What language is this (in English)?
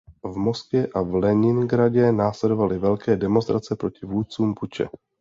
Czech